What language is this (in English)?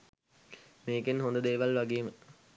Sinhala